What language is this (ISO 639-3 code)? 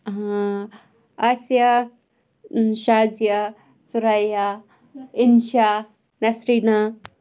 kas